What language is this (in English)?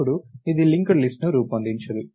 Telugu